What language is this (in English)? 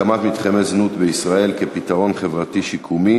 Hebrew